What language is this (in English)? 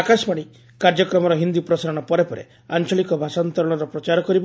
Odia